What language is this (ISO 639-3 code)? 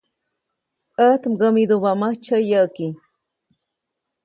zoc